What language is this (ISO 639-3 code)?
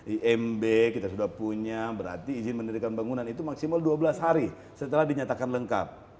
ind